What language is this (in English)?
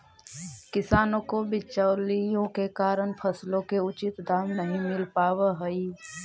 Magahi